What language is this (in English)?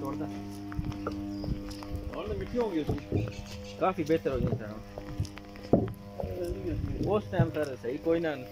Arabic